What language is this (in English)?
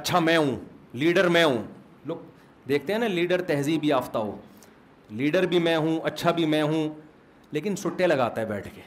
Urdu